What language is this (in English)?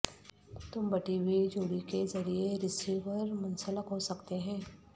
Urdu